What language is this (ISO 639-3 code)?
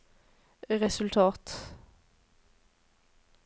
nor